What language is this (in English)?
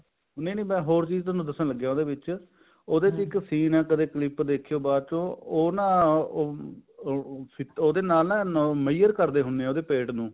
Punjabi